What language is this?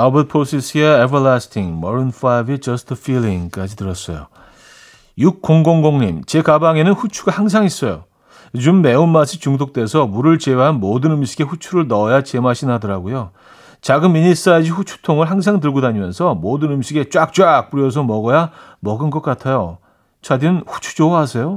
Korean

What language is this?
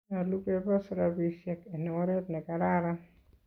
Kalenjin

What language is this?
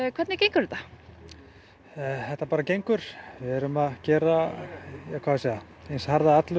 Icelandic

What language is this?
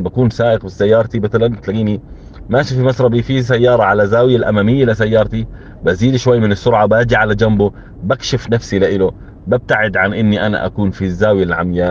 Arabic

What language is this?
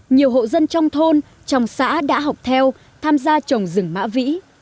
Vietnamese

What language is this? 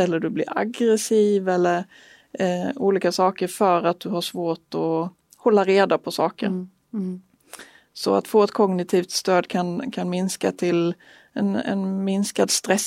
Swedish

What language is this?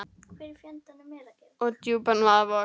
Icelandic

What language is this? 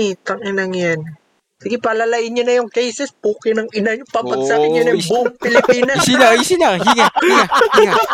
Filipino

